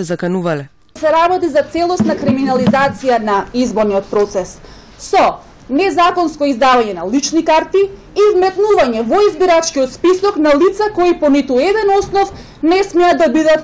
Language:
Macedonian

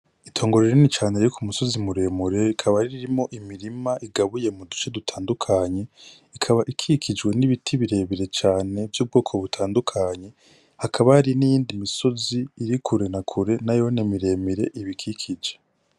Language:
Rundi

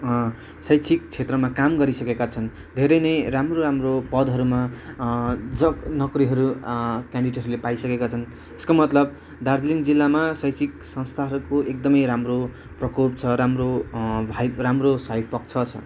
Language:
Nepali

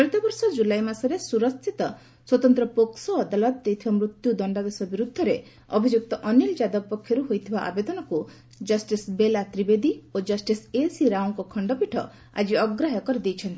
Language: Odia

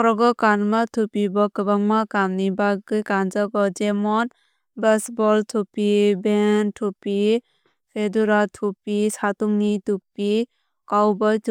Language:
Kok Borok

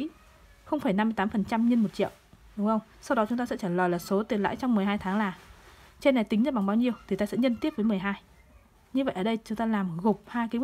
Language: Vietnamese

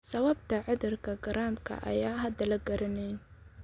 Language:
Somali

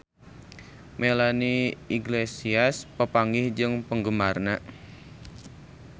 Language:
Sundanese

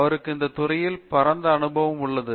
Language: Tamil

